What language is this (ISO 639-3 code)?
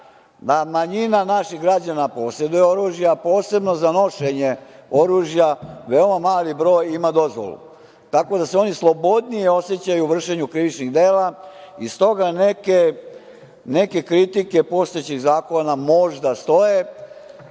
srp